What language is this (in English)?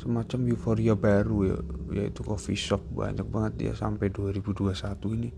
Indonesian